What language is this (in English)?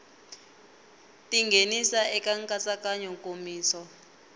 Tsonga